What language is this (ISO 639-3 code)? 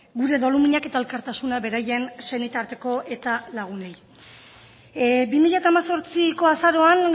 eus